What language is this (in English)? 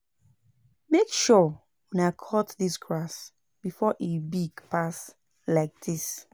Nigerian Pidgin